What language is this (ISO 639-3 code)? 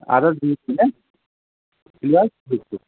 kas